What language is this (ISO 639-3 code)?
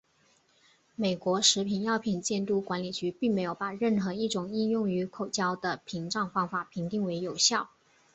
zho